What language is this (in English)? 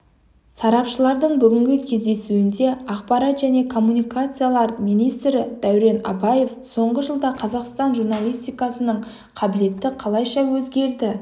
Kazakh